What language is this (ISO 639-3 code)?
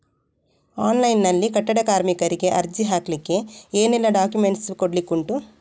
kan